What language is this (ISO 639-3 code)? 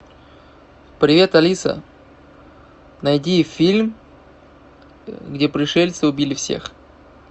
rus